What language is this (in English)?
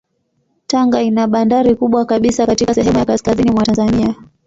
Swahili